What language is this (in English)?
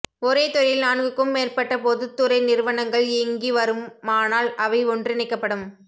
Tamil